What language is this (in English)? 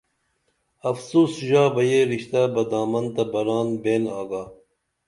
Dameli